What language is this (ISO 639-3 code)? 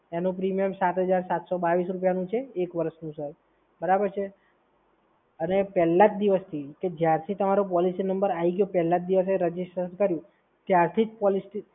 guj